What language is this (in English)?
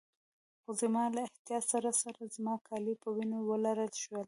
Pashto